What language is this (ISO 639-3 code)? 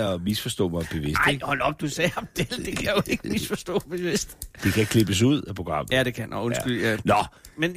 dan